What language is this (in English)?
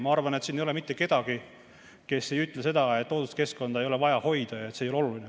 Estonian